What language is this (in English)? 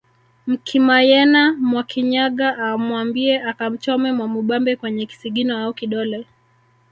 Swahili